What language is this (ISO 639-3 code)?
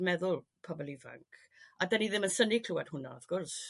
cym